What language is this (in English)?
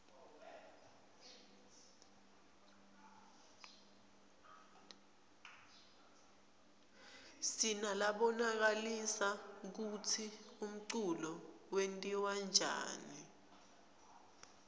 Swati